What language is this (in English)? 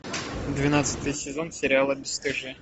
Russian